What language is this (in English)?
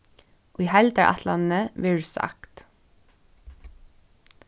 Faroese